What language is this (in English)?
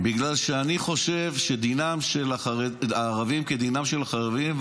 Hebrew